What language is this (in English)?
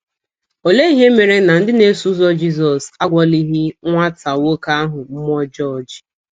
Igbo